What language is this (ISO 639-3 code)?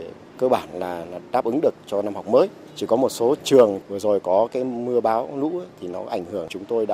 vie